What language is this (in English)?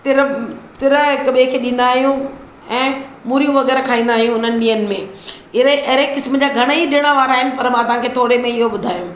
Sindhi